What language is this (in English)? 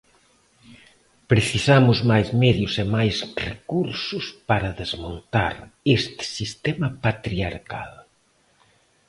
Galician